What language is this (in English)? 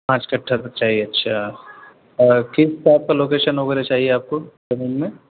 Urdu